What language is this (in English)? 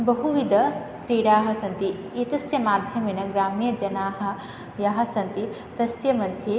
Sanskrit